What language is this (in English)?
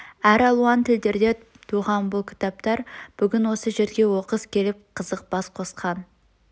Kazakh